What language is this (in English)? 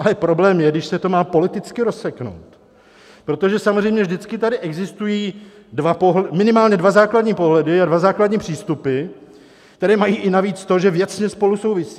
Czech